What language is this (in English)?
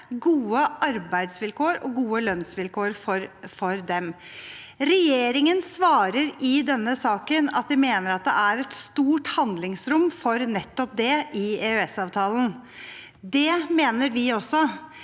Norwegian